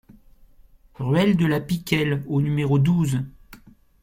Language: French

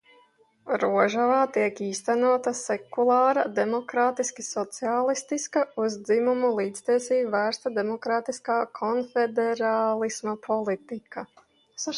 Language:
Latvian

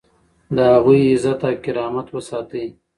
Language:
Pashto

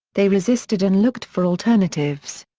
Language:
English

